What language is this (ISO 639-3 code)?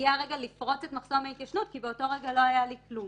heb